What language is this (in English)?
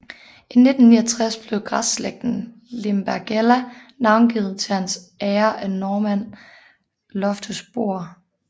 Danish